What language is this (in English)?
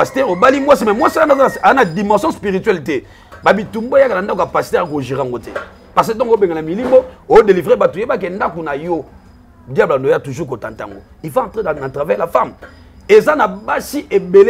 French